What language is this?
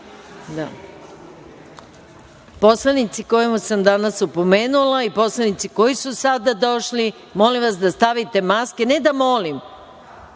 Serbian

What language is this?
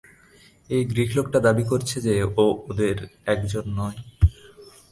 Bangla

